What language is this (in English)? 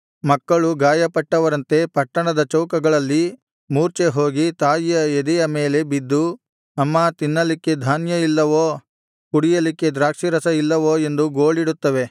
Kannada